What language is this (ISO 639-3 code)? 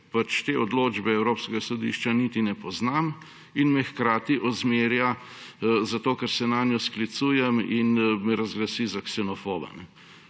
slv